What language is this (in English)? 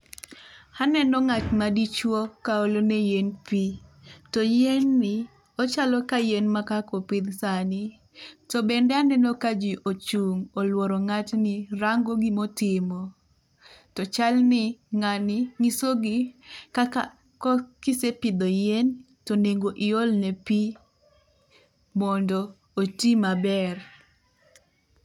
Luo (Kenya and Tanzania)